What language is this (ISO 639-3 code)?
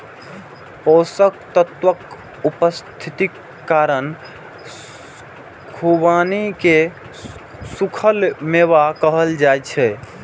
mai